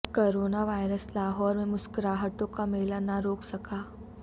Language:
Urdu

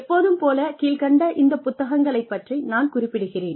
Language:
Tamil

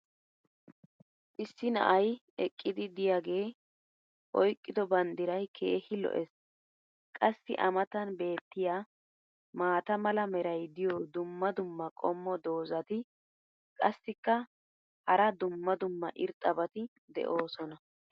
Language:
Wolaytta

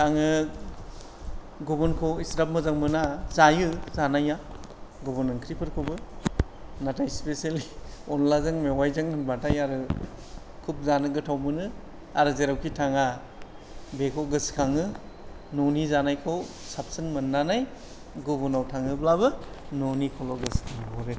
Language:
Bodo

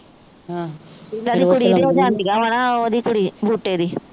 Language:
Punjabi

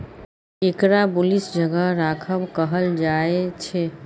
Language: Maithili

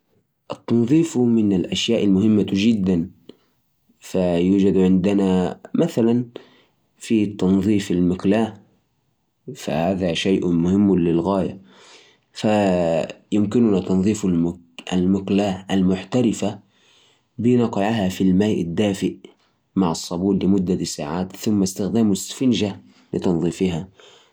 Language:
Najdi Arabic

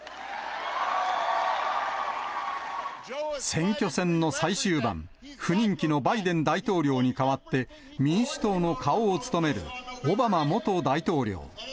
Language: Japanese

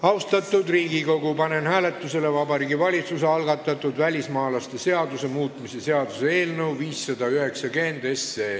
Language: Estonian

